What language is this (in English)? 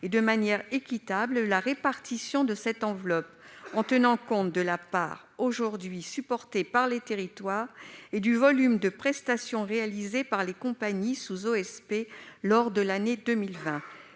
French